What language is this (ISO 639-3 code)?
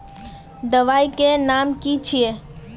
mag